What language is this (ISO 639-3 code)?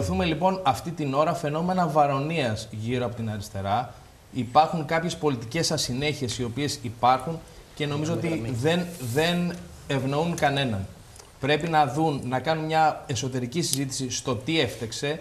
ell